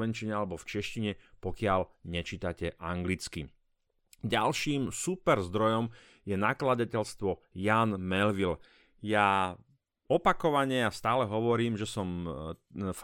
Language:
Slovak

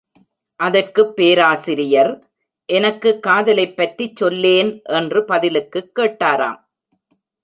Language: Tamil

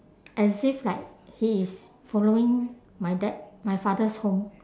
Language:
English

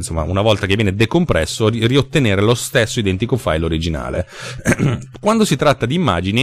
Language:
Italian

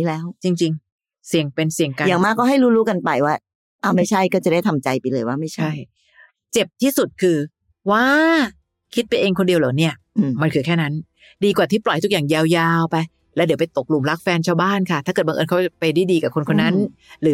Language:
Thai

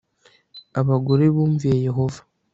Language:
Kinyarwanda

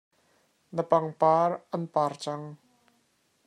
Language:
Hakha Chin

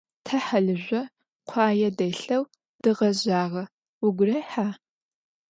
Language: Adyghe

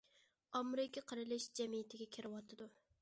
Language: Uyghur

